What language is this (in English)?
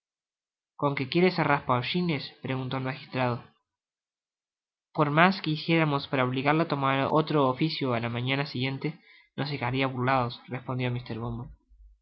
Spanish